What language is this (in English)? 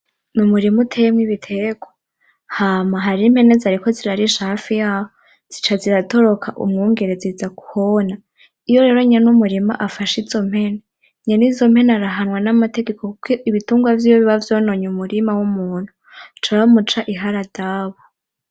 Rundi